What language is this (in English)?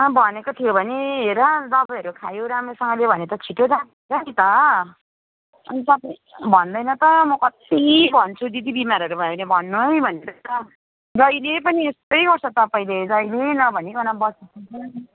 Nepali